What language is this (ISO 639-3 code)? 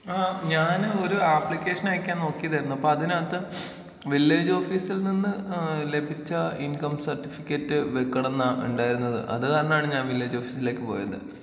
mal